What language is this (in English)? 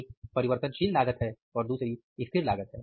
Hindi